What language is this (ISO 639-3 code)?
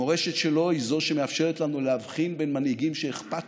heb